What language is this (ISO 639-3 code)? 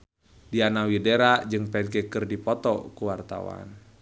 sun